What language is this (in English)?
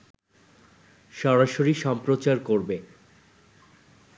Bangla